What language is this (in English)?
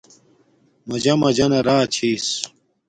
Domaaki